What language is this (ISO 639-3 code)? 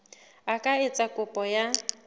sot